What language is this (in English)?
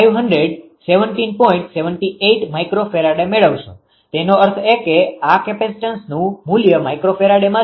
Gujarati